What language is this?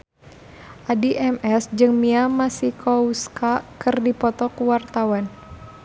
Sundanese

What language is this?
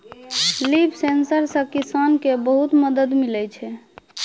Maithili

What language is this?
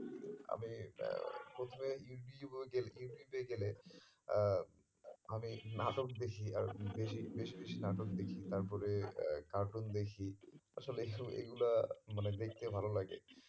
Bangla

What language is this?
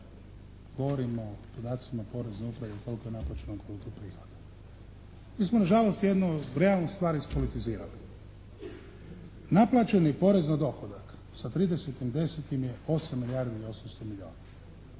Croatian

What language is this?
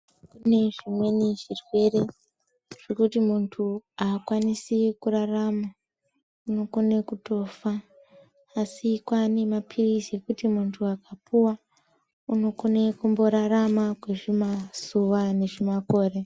Ndau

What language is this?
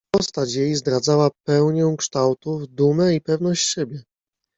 Polish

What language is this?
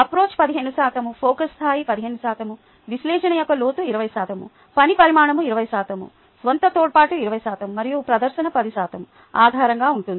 Telugu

